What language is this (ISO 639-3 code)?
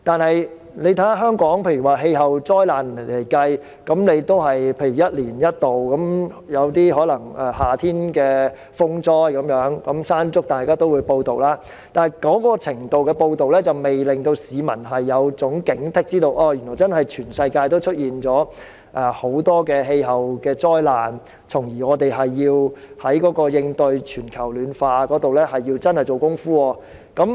yue